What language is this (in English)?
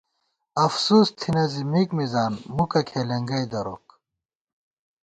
Gawar-Bati